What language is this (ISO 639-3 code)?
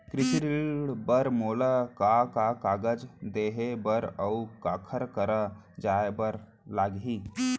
hne